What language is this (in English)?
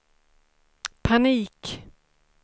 Swedish